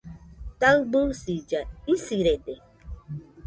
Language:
Nüpode Huitoto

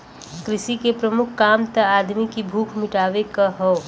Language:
Bhojpuri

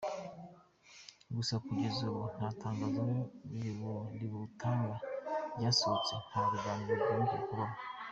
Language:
Kinyarwanda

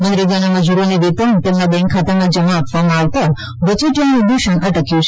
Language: Gujarati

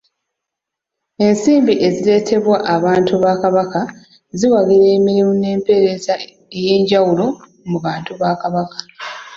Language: Ganda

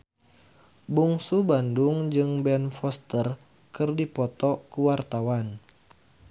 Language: Sundanese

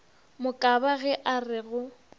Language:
Northern Sotho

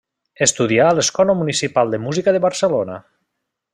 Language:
Catalan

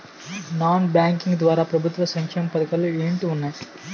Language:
Telugu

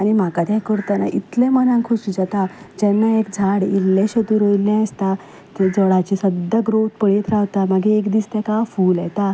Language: Konkani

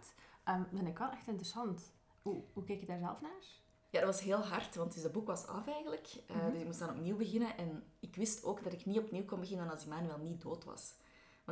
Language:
Dutch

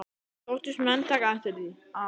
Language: Icelandic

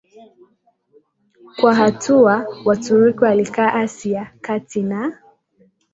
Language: Swahili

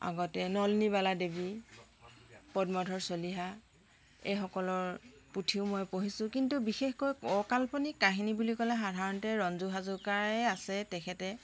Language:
Assamese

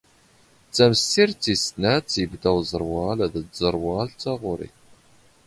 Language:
Standard Moroccan Tamazight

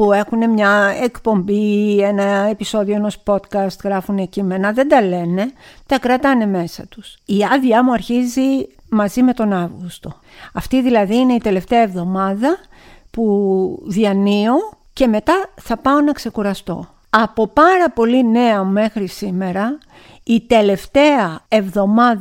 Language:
Greek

